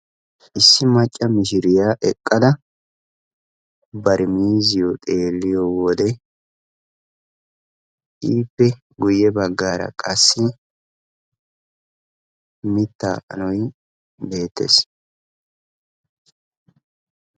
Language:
Wolaytta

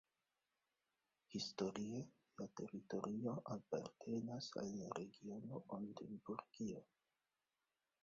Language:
Esperanto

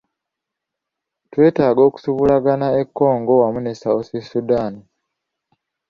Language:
Ganda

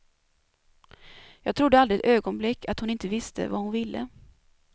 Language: Swedish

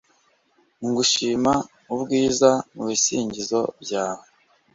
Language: Kinyarwanda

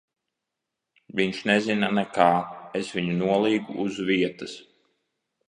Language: Latvian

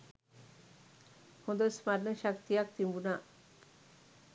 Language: Sinhala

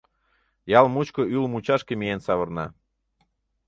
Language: Mari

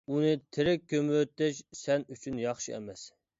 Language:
Uyghur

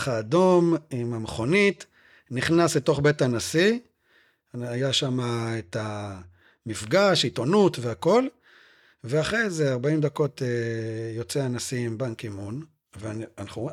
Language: Hebrew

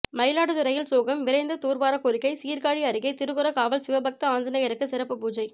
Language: Tamil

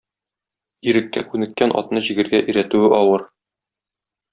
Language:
Tatar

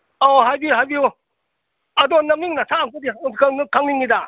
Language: Manipuri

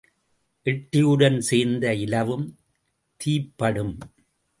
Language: Tamil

